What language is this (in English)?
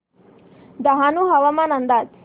Marathi